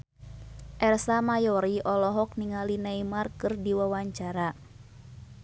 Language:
Sundanese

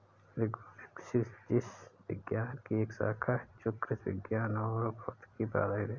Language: Hindi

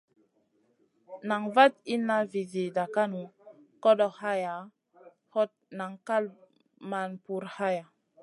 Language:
Masana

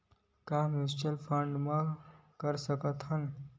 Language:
Chhattisgarhi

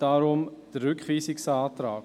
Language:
Swiss German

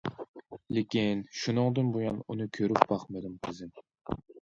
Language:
Uyghur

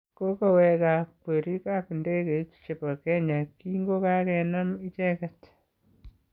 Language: Kalenjin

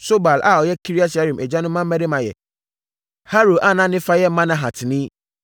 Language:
Akan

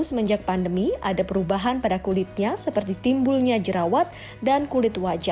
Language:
Indonesian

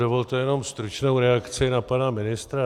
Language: Czech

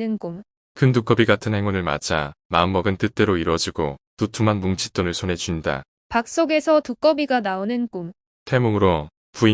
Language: Korean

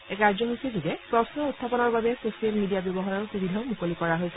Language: Assamese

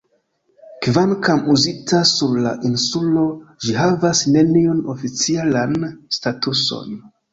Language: Esperanto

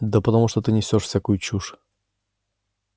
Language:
Russian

